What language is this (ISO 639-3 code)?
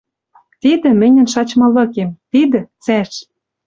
mrj